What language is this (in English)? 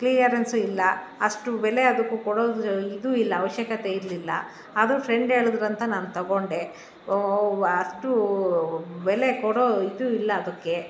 Kannada